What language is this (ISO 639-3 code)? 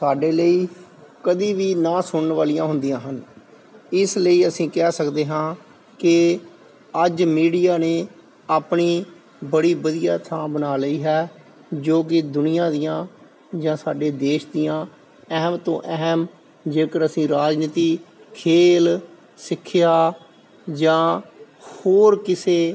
pan